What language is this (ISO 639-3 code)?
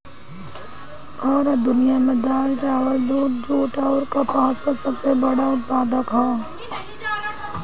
bho